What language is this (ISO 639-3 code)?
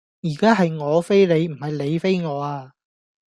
yue